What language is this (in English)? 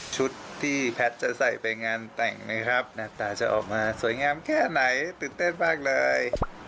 Thai